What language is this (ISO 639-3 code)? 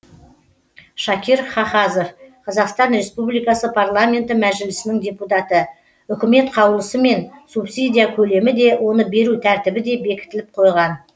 kaz